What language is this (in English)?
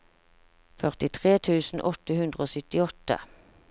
Norwegian